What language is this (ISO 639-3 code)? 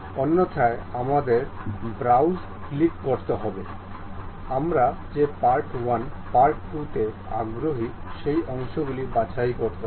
ben